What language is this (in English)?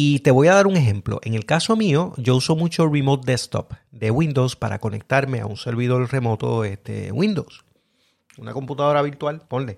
Spanish